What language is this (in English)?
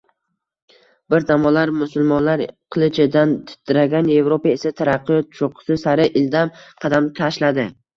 Uzbek